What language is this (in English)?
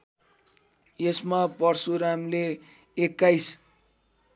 Nepali